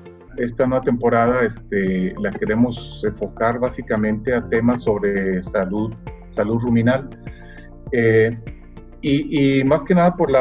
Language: Spanish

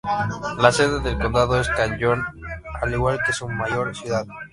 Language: Spanish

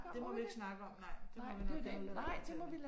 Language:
Danish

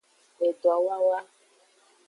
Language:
Aja (Benin)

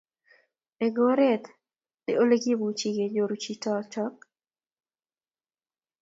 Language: Kalenjin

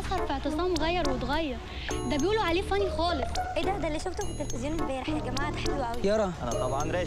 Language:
Arabic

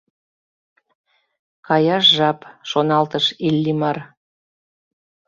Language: Mari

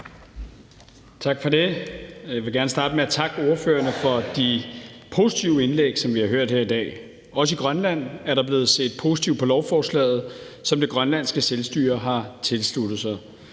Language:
Danish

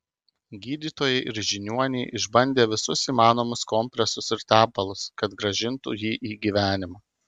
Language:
Lithuanian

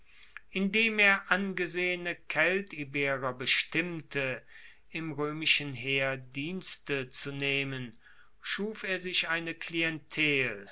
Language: German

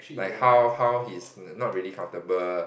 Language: English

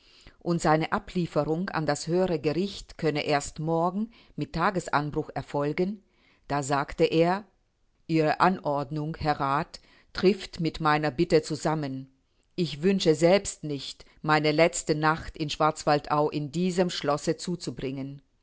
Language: German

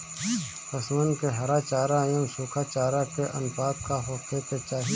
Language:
Bhojpuri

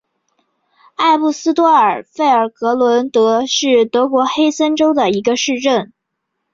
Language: Chinese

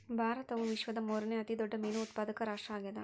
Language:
Kannada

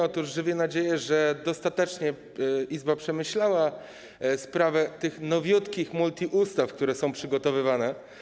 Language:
Polish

